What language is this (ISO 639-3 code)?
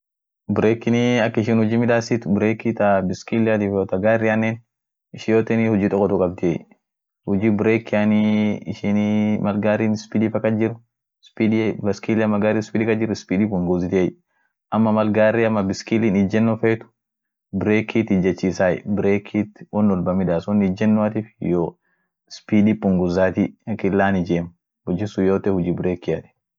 orc